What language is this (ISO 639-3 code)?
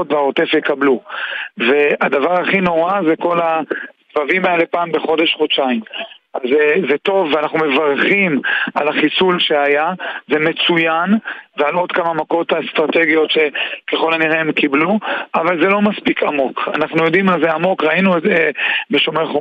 heb